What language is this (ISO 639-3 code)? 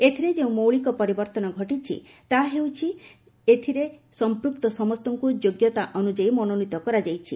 ori